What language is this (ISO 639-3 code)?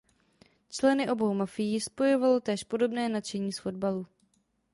ces